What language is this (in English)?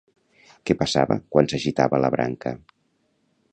Catalan